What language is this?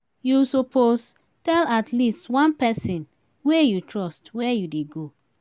Nigerian Pidgin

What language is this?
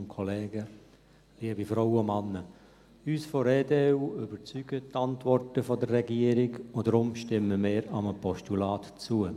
Swiss German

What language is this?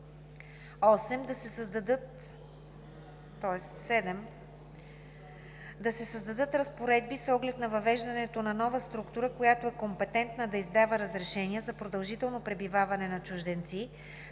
Bulgarian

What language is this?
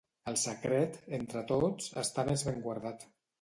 Catalan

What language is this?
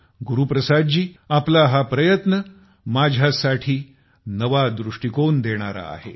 Marathi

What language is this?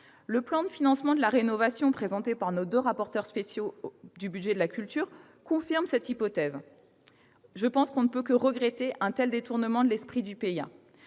French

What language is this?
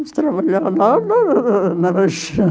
Portuguese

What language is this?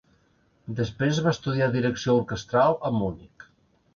Catalan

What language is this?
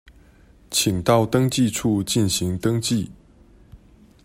Chinese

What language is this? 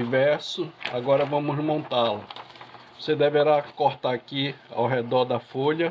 Portuguese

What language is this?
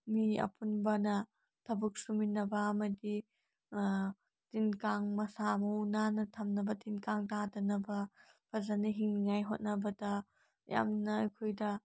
Manipuri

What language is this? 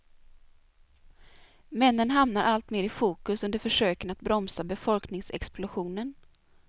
Swedish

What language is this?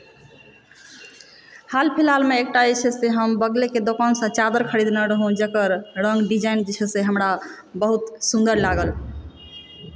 Maithili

